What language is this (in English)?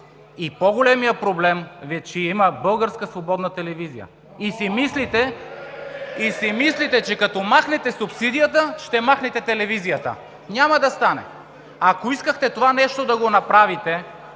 Bulgarian